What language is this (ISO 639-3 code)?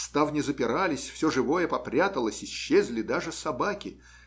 rus